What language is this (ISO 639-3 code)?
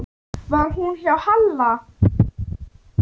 isl